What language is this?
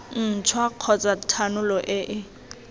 Tswana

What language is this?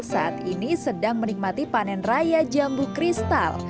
Indonesian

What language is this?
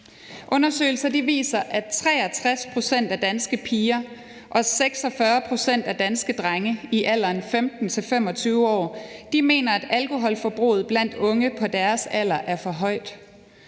Danish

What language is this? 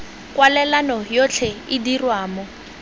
Tswana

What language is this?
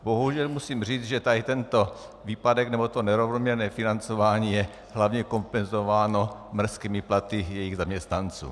Czech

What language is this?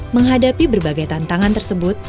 Indonesian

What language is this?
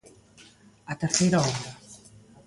Galician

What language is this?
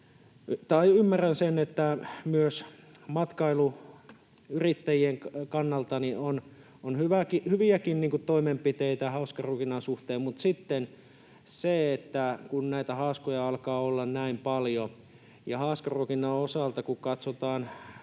Finnish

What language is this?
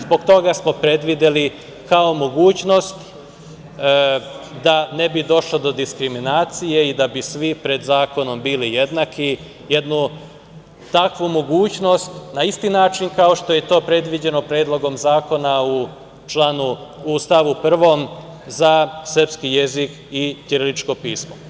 Serbian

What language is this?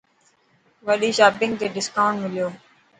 Dhatki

